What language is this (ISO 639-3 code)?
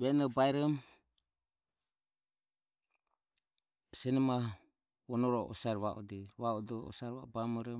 aom